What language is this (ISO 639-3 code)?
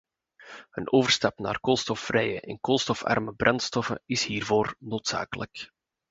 nld